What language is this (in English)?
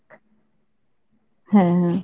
Bangla